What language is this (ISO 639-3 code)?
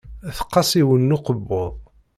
kab